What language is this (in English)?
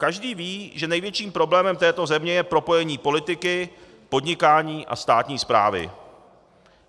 Czech